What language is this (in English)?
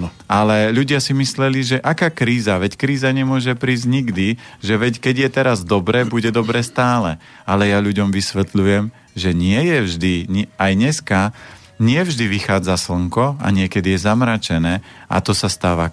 Slovak